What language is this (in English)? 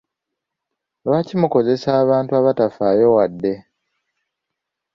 Ganda